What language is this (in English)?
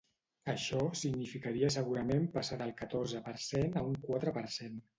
Catalan